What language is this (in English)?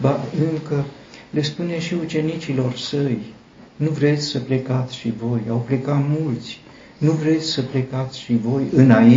Romanian